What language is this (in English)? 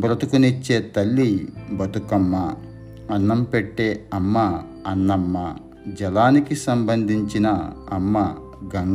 Telugu